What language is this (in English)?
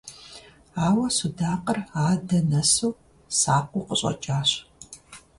Kabardian